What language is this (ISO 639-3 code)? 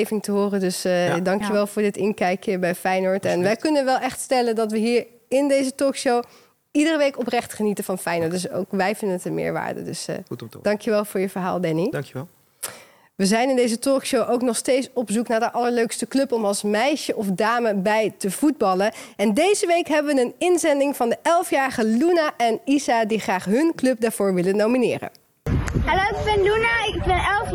nld